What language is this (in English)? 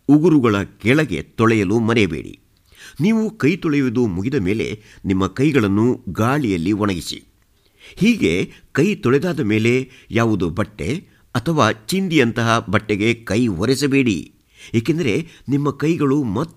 Kannada